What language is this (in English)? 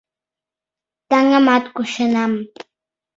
Mari